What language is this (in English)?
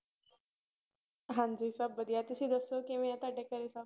Punjabi